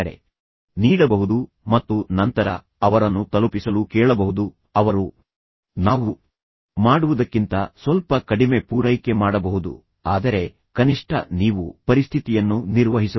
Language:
Kannada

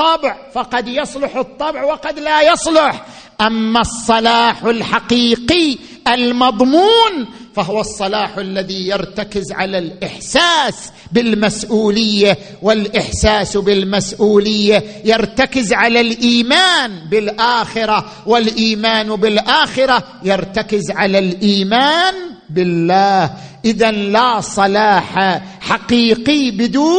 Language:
Arabic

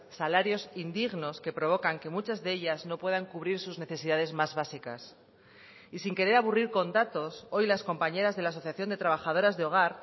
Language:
Spanish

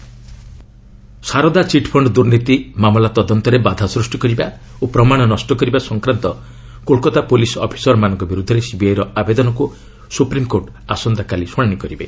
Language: Odia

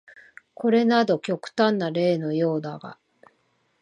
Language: Japanese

